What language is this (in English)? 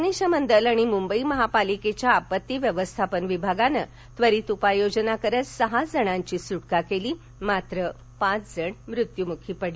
Marathi